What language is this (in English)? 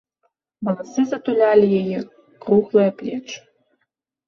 Belarusian